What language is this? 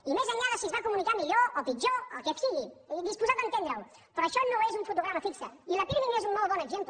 Catalan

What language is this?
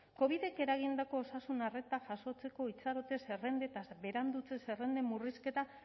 Basque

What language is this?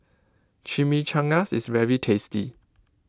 English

